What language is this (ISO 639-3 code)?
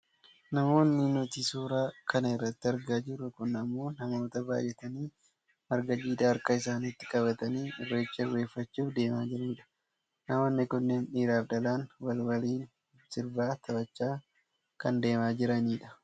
orm